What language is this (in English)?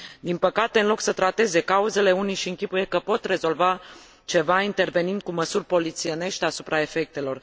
Romanian